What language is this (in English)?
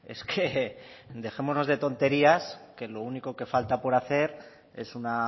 Spanish